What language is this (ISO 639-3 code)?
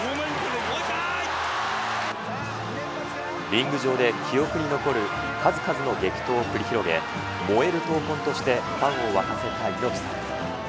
jpn